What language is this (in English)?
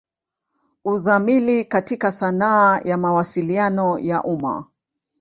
Swahili